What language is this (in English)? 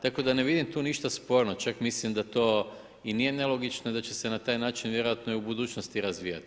Croatian